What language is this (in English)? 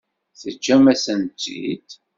Kabyle